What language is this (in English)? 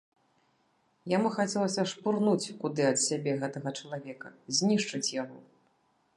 Belarusian